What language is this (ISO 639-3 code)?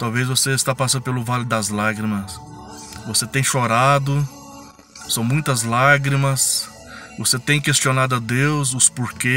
por